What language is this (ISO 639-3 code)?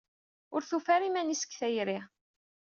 kab